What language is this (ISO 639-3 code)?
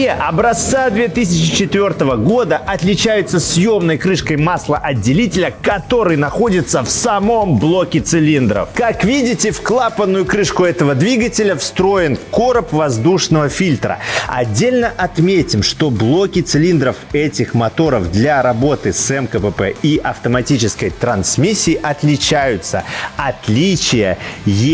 rus